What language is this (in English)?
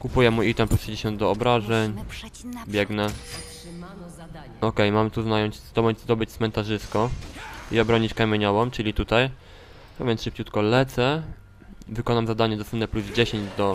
Polish